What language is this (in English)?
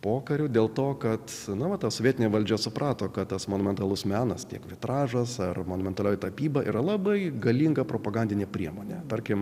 Lithuanian